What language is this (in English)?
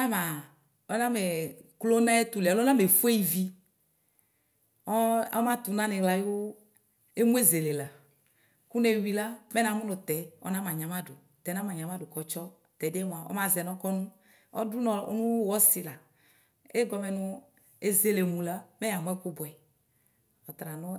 Ikposo